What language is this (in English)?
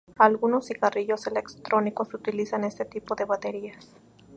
Spanish